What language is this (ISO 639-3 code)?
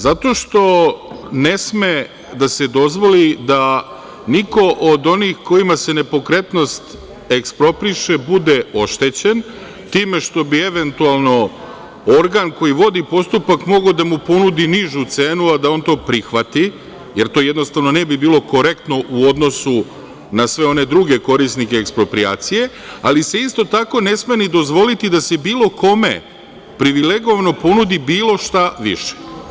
srp